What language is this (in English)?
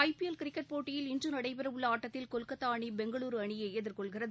Tamil